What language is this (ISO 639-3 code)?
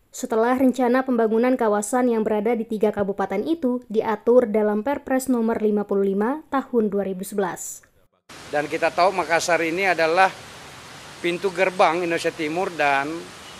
ind